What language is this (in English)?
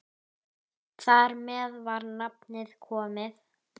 Icelandic